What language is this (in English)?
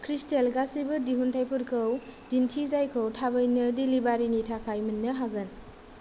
Bodo